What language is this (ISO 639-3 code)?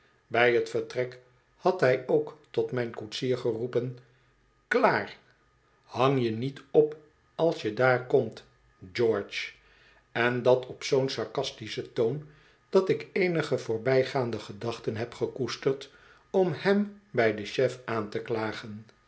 nld